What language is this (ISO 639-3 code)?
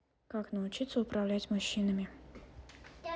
rus